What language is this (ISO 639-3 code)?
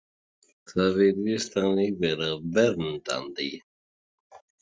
isl